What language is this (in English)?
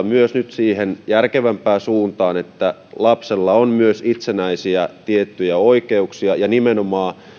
Finnish